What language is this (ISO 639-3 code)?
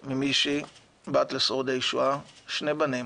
heb